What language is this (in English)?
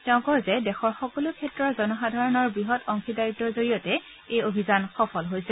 Assamese